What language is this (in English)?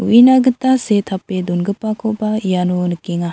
Garo